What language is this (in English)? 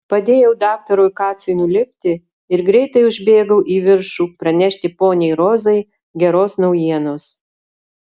Lithuanian